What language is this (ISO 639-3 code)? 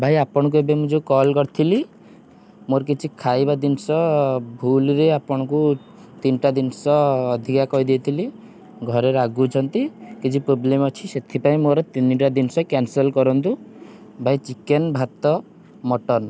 ori